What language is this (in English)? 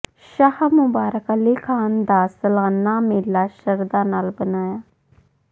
Punjabi